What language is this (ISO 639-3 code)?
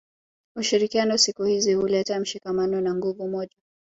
swa